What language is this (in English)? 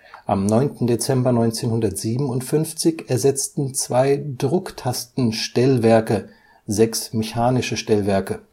German